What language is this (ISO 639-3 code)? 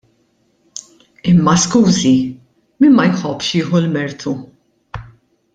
mlt